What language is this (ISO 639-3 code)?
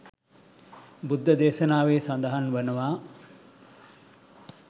sin